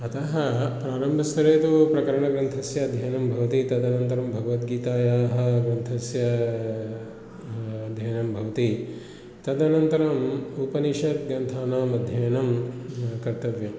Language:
Sanskrit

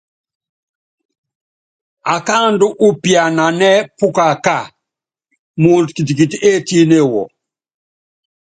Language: Yangben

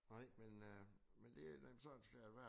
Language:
Danish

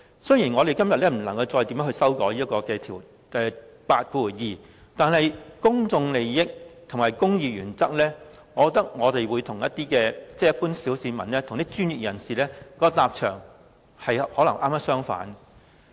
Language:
Cantonese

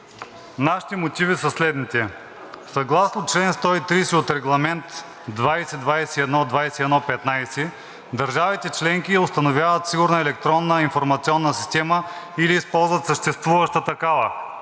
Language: Bulgarian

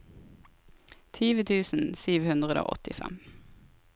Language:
Norwegian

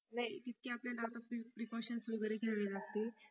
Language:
Marathi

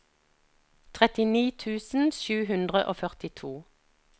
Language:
Norwegian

